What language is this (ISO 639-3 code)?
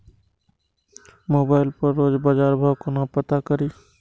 mai